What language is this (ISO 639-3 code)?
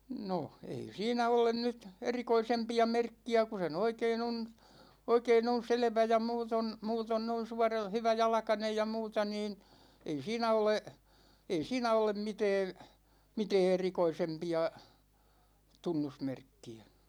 fin